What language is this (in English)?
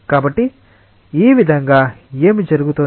Telugu